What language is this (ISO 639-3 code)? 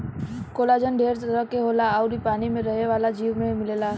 bho